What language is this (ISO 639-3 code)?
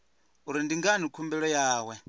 ven